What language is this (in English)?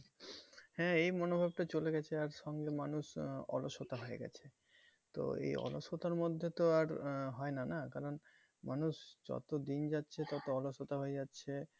Bangla